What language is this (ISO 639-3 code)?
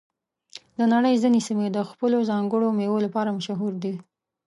pus